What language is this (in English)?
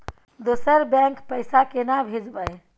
Maithili